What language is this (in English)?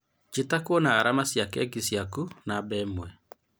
Kikuyu